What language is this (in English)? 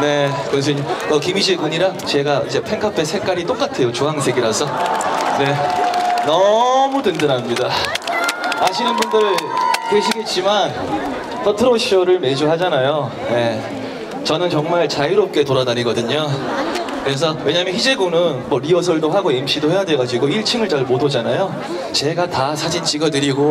Korean